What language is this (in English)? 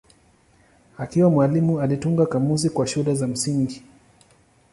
Swahili